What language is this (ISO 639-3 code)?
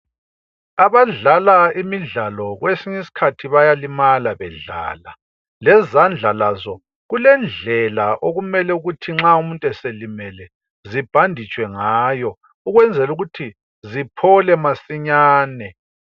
nde